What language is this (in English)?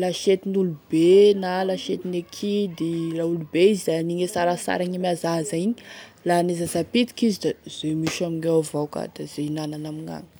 Tesaka Malagasy